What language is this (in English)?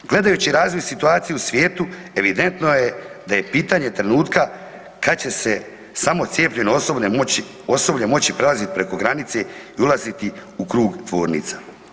Croatian